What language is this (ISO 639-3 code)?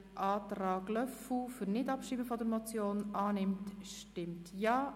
gsw